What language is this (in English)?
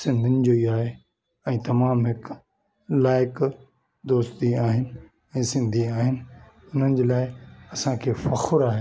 Sindhi